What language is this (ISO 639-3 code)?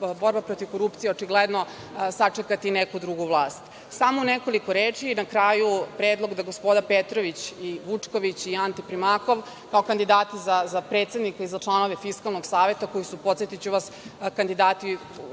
srp